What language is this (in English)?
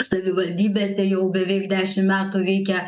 Lithuanian